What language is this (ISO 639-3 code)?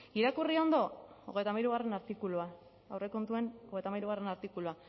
eus